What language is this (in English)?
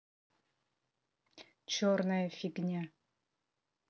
Russian